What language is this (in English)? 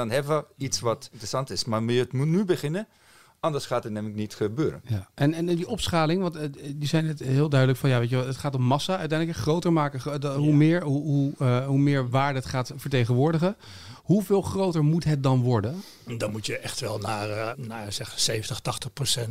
Dutch